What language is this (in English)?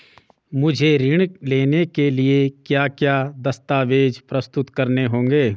Hindi